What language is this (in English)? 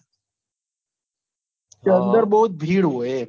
Gujarati